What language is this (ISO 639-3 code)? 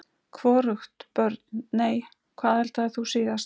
isl